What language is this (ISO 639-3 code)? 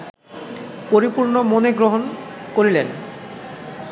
ben